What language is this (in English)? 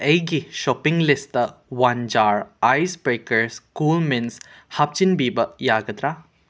Manipuri